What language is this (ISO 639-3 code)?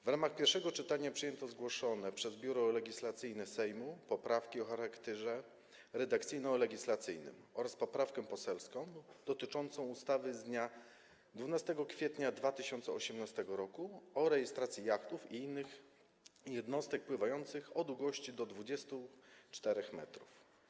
pol